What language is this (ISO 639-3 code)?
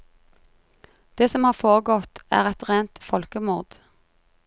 nor